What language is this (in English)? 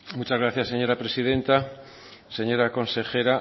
Spanish